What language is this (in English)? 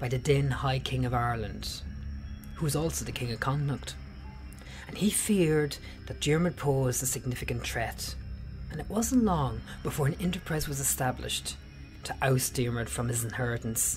English